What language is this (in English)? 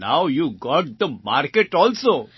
Gujarati